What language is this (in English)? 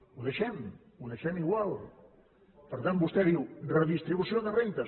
Catalan